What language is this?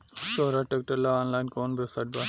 Bhojpuri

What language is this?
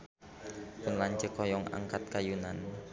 Sundanese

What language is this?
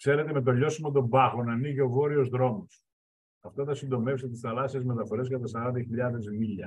Greek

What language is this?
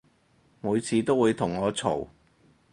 Cantonese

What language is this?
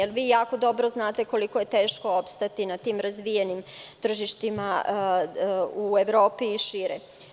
Serbian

